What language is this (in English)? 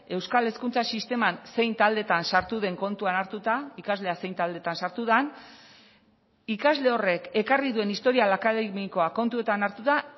Basque